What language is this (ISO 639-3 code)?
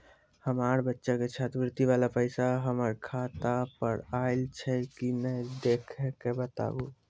mai